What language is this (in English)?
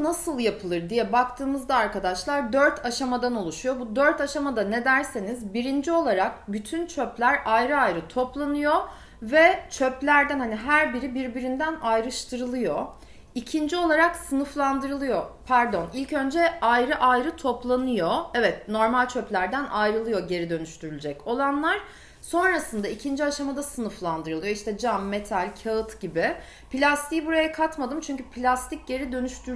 Turkish